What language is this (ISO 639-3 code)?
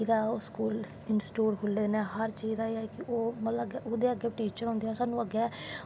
doi